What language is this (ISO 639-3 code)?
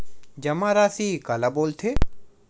hne